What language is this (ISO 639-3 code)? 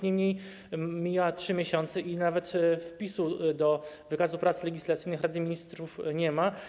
pol